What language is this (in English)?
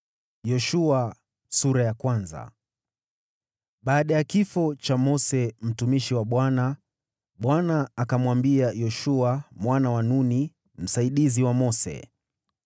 Swahili